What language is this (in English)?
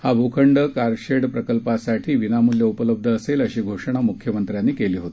Marathi